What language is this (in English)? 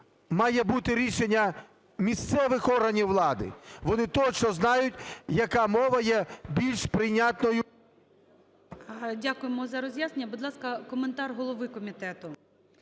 Ukrainian